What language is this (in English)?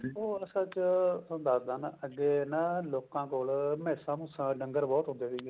Punjabi